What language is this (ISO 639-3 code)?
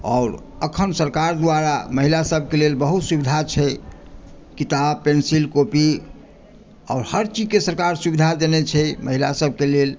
mai